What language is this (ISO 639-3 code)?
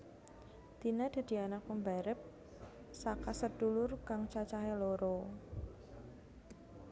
jav